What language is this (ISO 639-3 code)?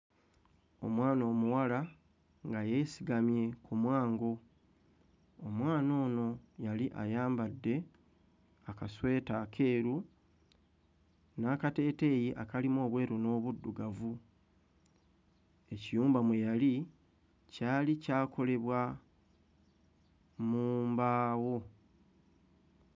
lug